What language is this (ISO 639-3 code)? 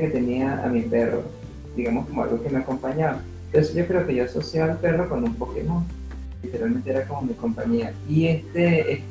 spa